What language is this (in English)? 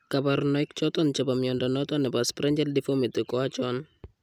Kalenjin